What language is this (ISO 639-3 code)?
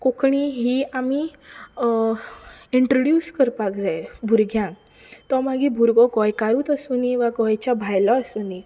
kok